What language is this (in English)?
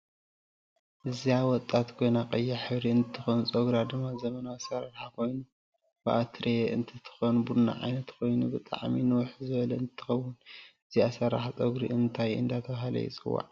Tigrinya